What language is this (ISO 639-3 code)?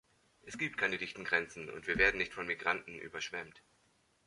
deu